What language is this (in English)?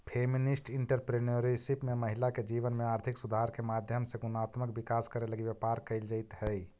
Magahi